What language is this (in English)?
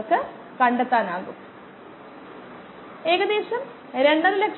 Malayalam